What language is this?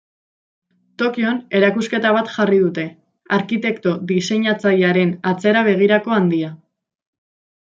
Basque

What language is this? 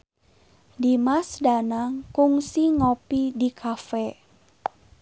Sundanese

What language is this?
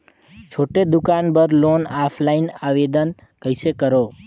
Chhattisgarhi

